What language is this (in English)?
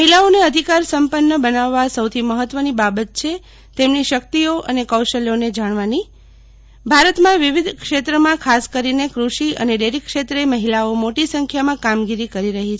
Gujarati